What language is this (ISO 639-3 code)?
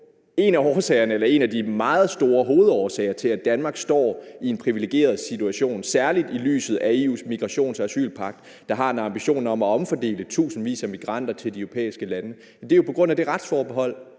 dan